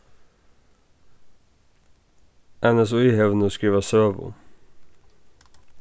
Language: Faroese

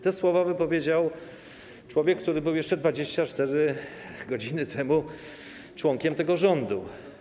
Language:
Polish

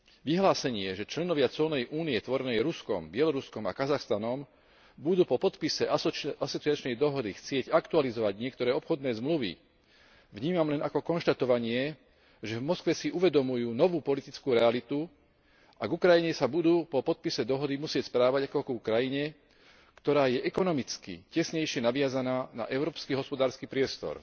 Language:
Slovak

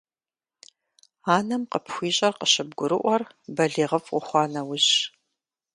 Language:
Kabardian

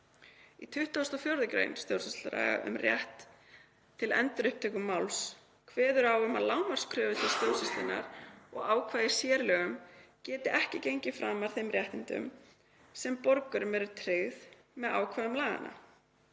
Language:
Icelandic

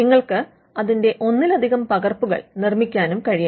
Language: Malayalam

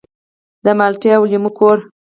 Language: Pashto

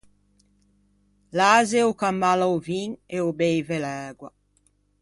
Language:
Ligurian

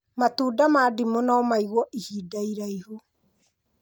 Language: Kikuyu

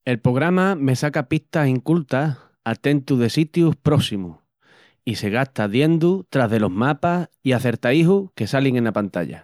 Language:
Extremaduran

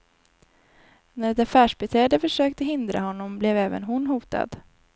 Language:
Swedish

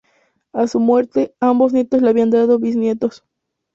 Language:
Spanish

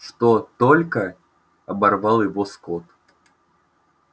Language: Russian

